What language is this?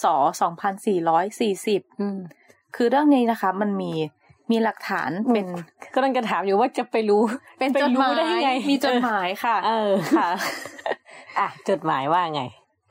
Thai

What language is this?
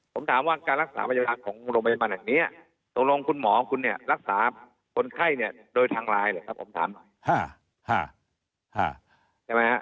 Thai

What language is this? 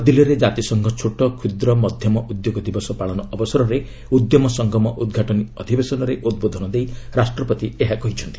Odia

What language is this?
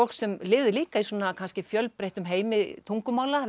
Icelandic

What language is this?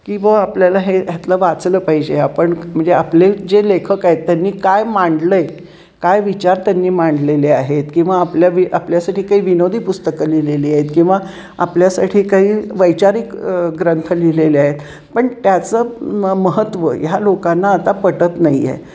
Marathi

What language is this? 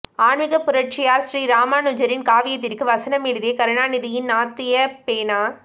Tamil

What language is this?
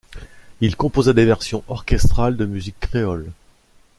French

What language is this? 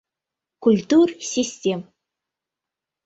Mari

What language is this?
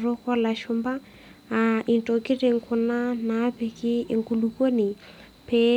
Masai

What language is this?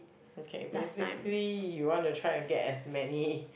English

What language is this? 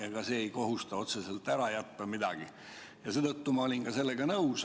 Estonian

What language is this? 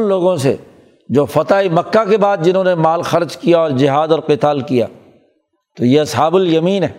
Urdu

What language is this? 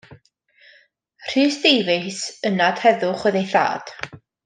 Welsh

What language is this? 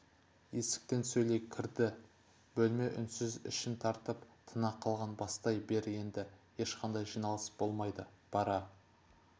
Kazakh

